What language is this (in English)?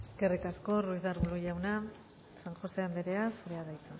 Basque